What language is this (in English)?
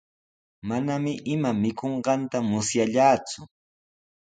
Sihuas Ancash Quechua